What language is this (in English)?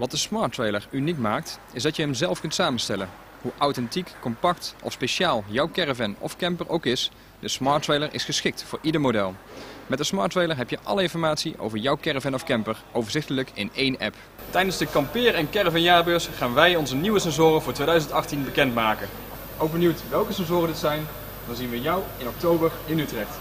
Dutch